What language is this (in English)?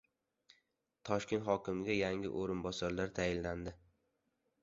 Uzbek